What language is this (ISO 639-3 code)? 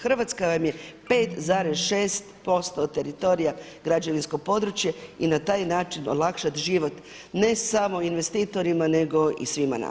hrv